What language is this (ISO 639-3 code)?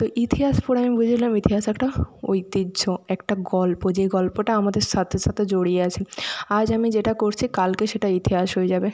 ben